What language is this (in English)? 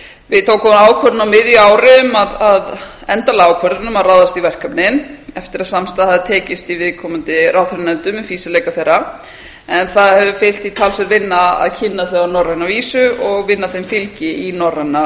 Icelandic